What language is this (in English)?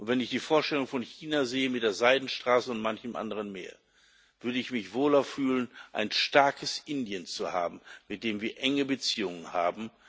German